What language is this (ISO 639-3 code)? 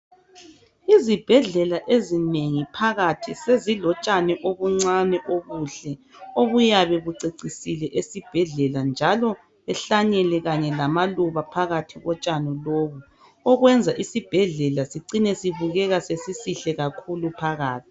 nde